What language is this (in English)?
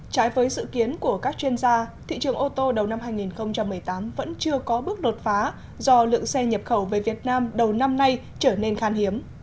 Vietnamese